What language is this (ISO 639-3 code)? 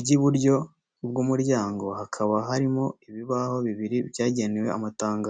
kin